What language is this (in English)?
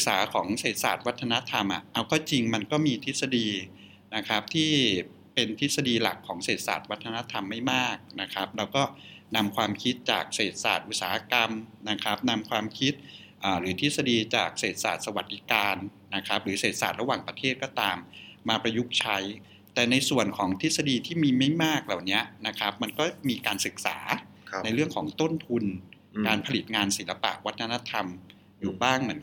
Thai